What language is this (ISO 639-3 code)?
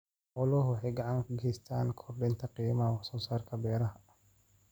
som